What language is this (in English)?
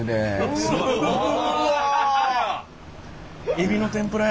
Japanese